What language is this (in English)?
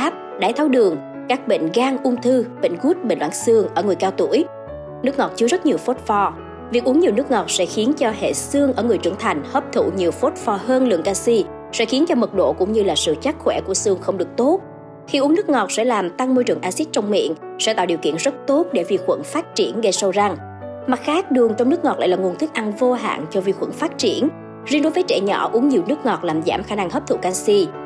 Vietnamese